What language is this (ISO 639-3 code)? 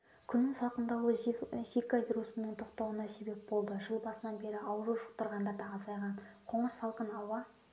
kaz